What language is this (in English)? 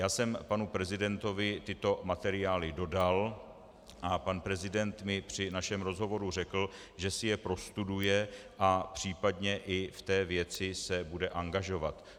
Czech